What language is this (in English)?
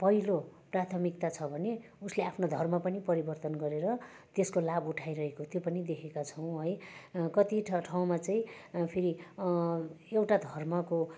Nepali